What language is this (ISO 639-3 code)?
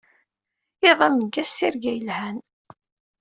kab